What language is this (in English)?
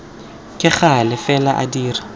Tswana